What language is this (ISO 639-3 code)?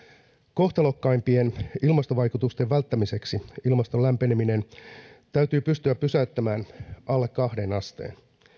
fin